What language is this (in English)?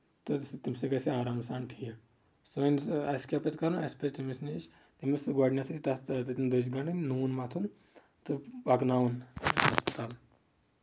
Kashmiri